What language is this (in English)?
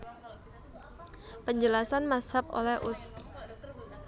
Javanese